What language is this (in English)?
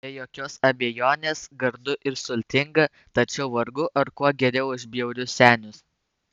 Lithuanian